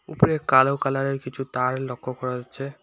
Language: Bangla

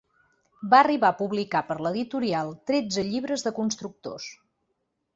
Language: Catalan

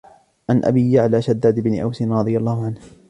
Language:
Arabic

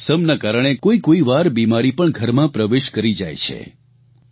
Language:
Gujarati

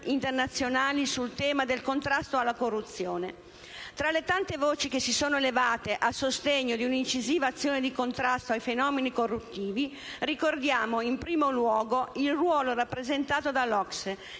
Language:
Italian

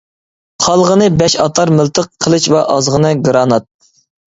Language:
Uyghur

